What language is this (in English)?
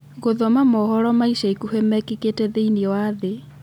Kikuyu